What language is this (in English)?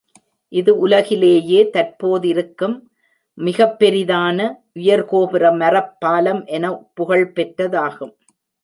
Tamil